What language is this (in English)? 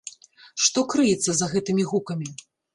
Belarusian